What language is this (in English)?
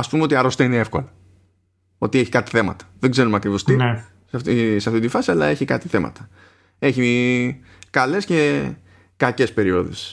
Greek